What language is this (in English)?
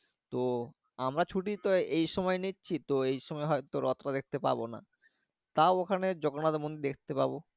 Bangla